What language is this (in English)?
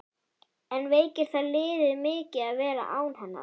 Icelandic